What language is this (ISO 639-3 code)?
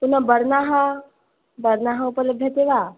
san